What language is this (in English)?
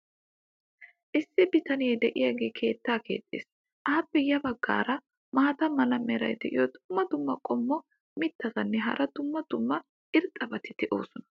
Wolaytta